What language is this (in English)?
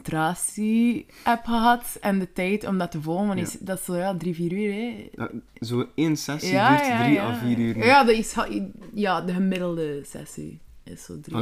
Dutch